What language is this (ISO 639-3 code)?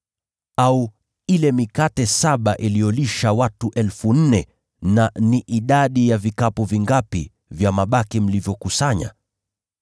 swa